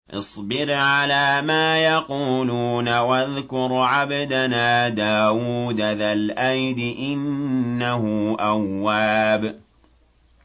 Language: Arabic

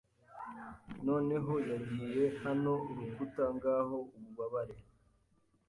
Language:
Kinyarwanda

